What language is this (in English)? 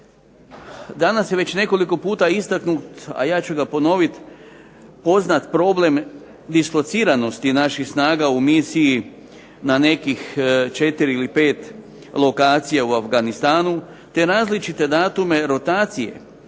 Croatian